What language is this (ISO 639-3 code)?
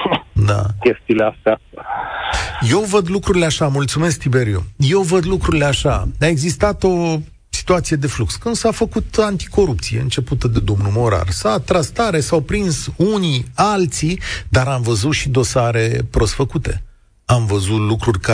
ron